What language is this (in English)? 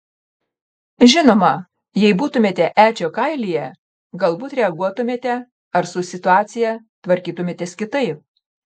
Lithuanian